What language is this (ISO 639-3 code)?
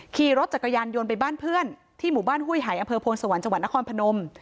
tha